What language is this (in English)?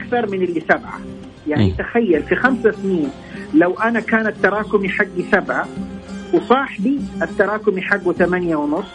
Arabic